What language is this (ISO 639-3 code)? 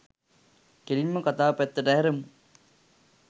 sin